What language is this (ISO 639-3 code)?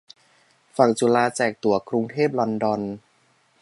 tha